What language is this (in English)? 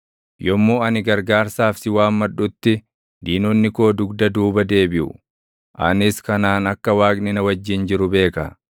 Oromo